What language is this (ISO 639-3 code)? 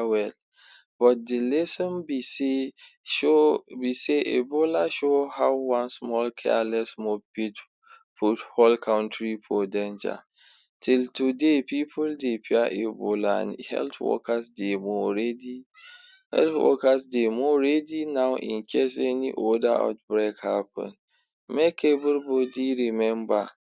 pcm